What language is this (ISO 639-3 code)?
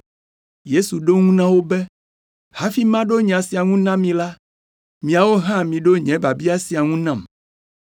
ewe